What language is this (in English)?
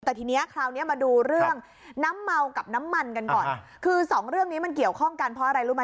Thai